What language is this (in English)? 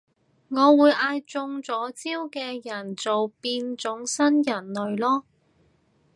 Cantonese